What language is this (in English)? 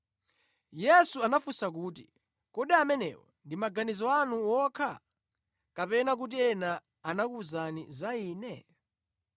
Nyanja